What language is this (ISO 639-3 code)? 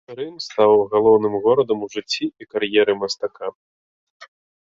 bel